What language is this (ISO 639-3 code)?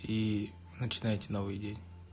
rus